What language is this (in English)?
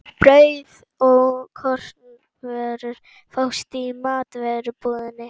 Icelandic